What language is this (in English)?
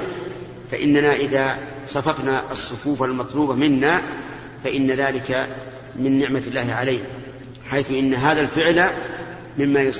Arabic